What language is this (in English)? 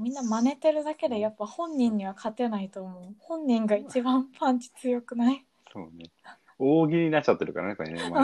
Japanese